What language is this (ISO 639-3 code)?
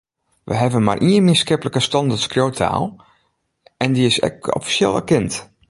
fry